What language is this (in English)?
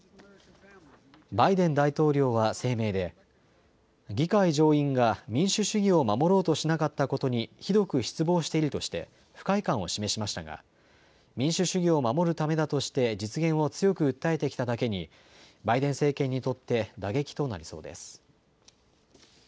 Japanese